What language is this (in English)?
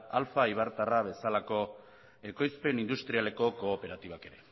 Basque